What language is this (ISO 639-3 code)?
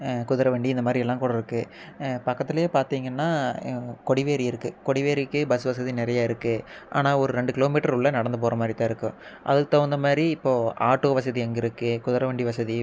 tam